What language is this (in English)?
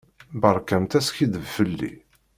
Kabyle